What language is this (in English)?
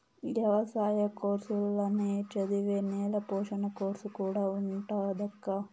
Telugu